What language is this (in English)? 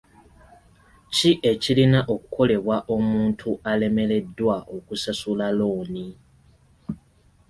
Ganda